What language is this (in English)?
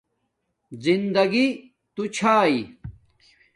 Domaaki